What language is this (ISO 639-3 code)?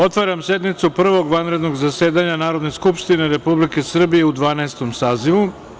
srp